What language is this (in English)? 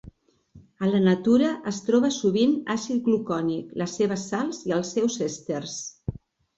Catalan